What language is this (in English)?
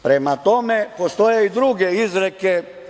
Serbian